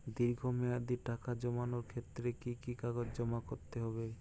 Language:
Bangla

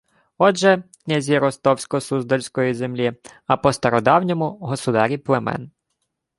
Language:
Ukrainian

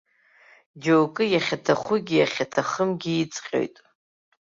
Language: Abkhazian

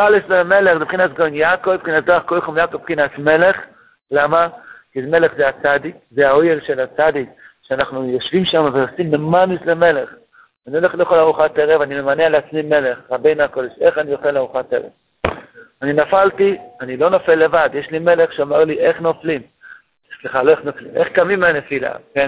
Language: Hebrew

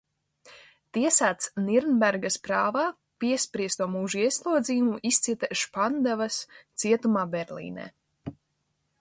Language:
Latvian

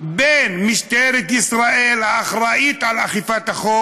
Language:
Hebrew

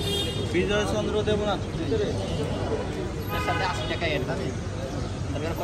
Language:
Indonesian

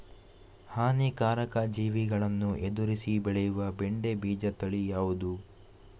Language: Kannada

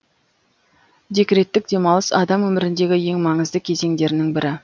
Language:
Kazakh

